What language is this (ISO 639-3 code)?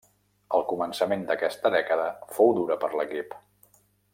cat